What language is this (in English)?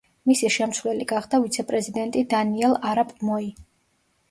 Georgian